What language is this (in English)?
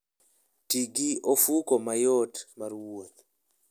Luo (Kenya and Tanzania)